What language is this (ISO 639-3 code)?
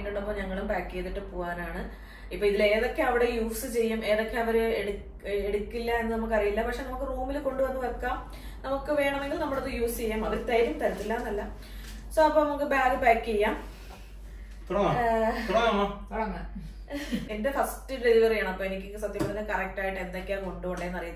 mal